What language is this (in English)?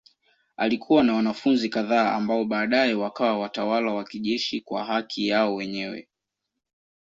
Swahili